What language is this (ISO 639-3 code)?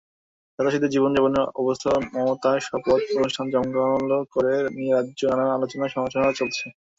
ben